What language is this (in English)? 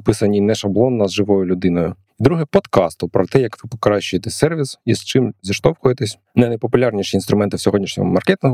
Ukrainian